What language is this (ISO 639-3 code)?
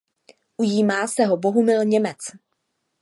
ces